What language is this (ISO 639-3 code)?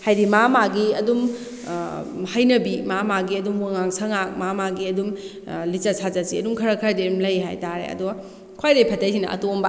mni